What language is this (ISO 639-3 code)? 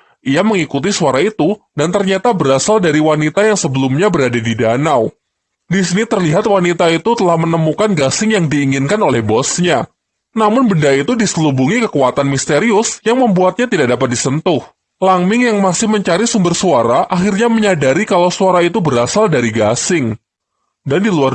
ind